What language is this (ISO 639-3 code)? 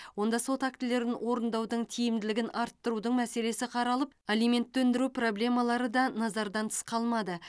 kaz